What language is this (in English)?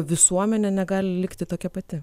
Lithuanian